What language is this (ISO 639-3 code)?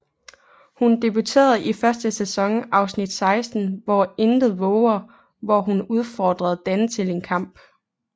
dan